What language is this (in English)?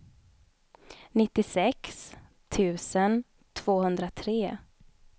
Swedish